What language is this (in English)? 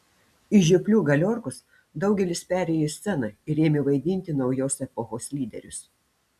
Lithuanian